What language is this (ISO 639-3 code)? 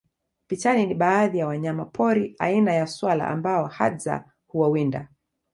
swa